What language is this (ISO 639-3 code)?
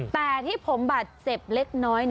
tha